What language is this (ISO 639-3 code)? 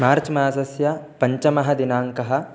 san